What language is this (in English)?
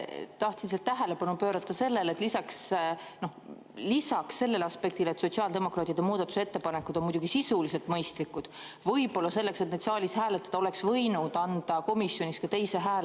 Estonian